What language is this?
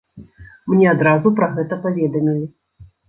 Belarusian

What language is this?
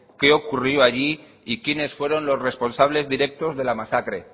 Spanish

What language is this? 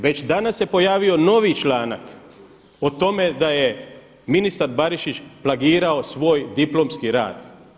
Croatian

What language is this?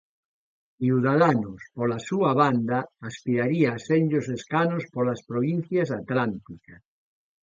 Galician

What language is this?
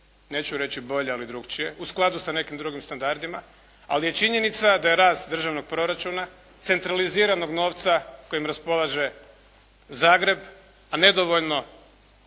Croatian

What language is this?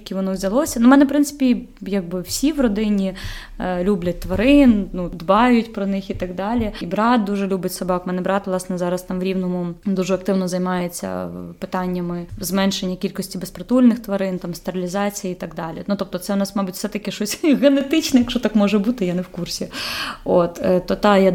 Ukrainian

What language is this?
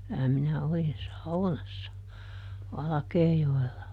Finnish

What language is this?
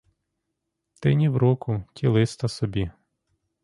Ukrainian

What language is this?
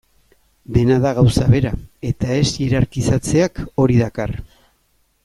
Basque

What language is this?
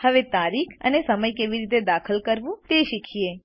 Gujarati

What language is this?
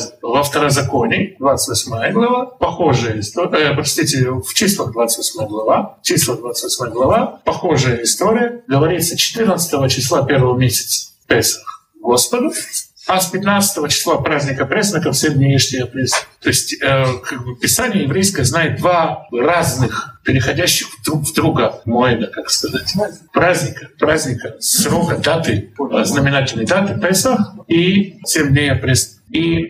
Russian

